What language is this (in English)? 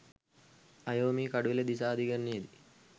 Sinhala